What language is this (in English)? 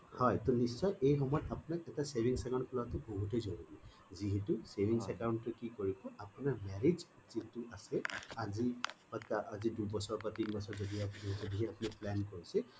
Assamese